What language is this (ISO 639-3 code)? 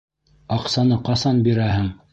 bak